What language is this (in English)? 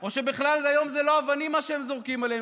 Hebrew